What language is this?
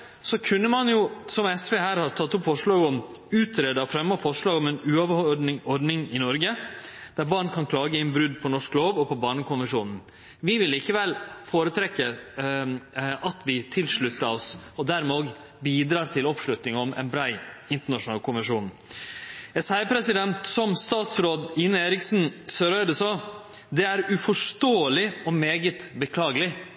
Norwegian Nynorsk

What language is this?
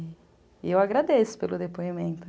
Portuguese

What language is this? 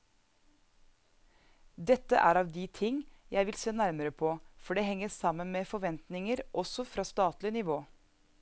Norwegian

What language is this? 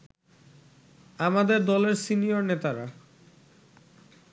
Bangla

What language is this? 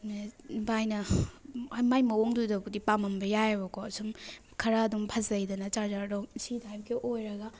Manipuri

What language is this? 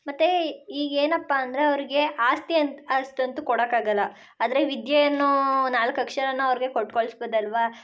Kannada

